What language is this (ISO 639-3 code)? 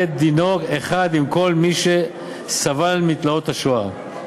heb